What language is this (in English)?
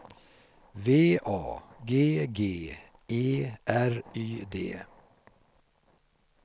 Swedish